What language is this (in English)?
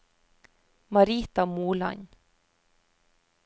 Norwegian